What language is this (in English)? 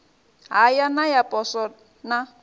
Venda